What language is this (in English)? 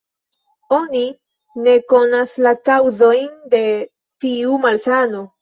Esperanto